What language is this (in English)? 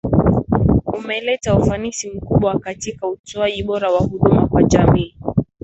Swahili